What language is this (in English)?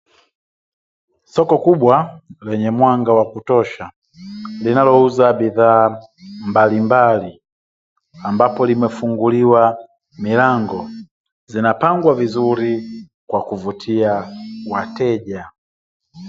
Swahili